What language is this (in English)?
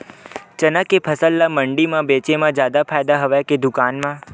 Chhattisgarhi